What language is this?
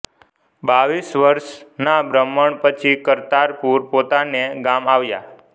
Gujarati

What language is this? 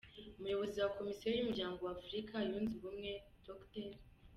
Kinyarwanda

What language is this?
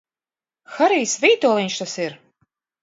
Latvian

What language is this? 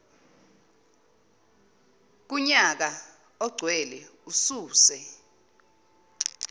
Zulu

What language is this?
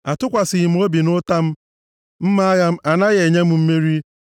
Igbo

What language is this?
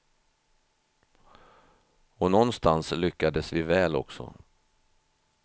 Swedish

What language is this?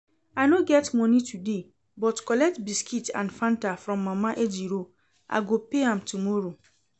Nigerian Pidgin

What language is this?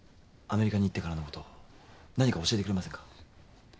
Japanese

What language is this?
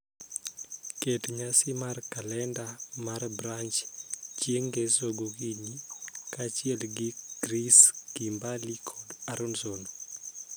Luo (Kenya and Tanzania)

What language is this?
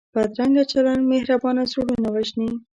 Pashto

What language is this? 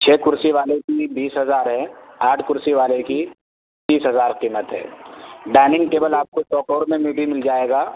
Urdu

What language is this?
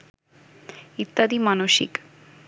Bangla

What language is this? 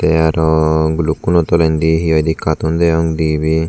Chakma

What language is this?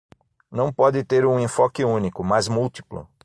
Portuguese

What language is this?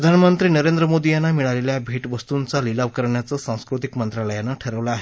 Marathi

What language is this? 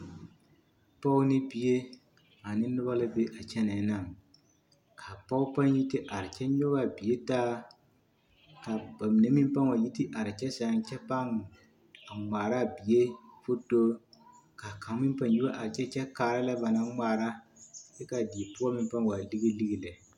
Southern Dagaare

